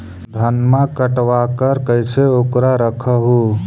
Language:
Magahi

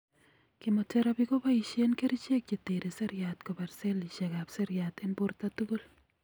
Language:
Kalenjin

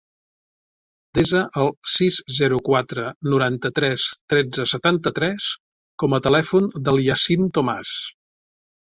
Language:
Catalan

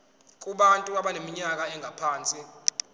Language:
Zulu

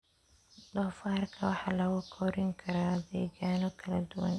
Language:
Somali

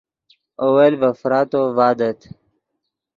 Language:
Yidgha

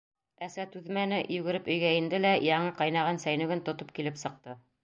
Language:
Bashkir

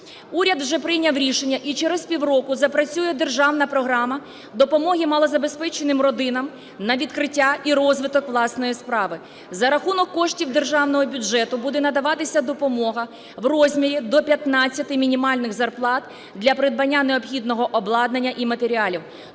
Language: Ukrainian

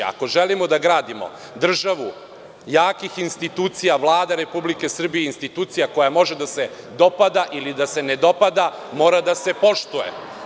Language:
Serbian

